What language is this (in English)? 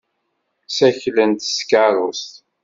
Kabyle